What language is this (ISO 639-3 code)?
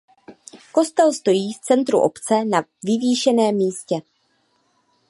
ces